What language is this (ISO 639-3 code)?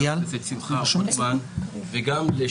heb